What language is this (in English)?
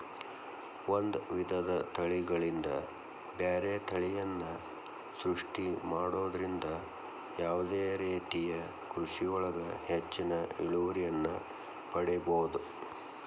Kannada